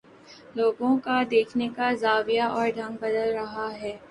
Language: Urdu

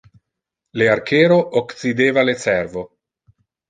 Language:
Interlingua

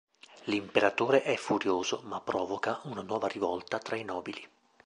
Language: Italian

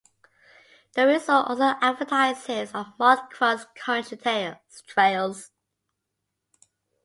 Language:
English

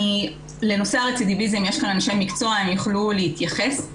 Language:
Hebrew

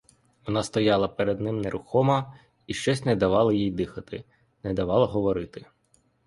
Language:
Ukrainian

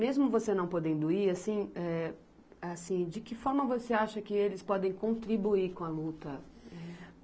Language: Portuguese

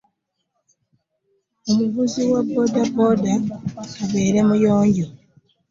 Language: Ganda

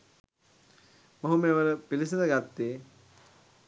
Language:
Sinhala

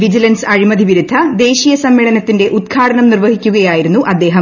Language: Malayalam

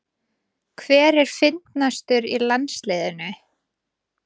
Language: Icelandic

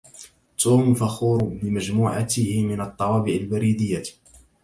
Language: Arabic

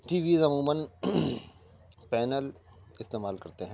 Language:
Urdu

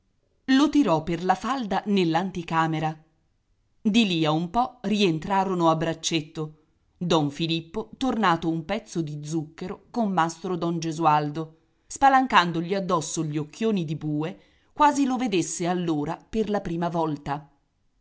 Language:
Italian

